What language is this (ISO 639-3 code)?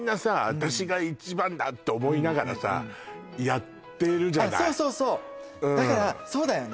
jpn